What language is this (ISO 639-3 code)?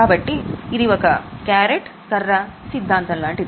tel